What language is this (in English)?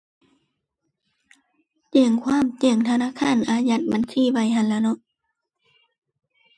Thai